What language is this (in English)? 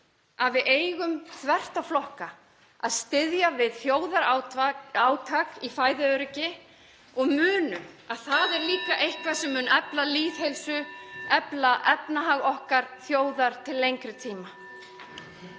Icelandic